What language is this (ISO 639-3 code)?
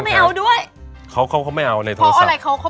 tha